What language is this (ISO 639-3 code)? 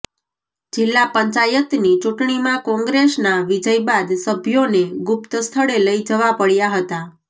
guj